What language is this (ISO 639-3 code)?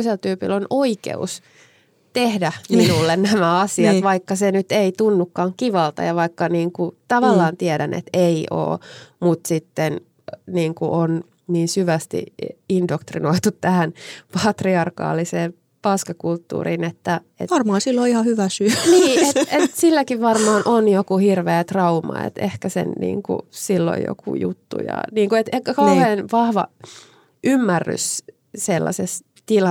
fin